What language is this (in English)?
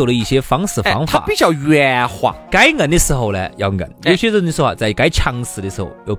Chinese